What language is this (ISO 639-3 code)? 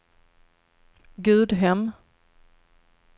swe